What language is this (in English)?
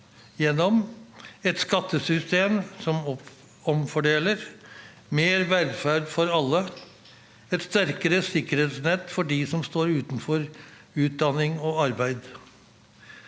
Norwegian